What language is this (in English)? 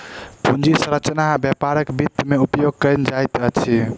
Maithili